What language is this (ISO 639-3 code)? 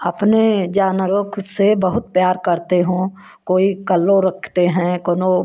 hin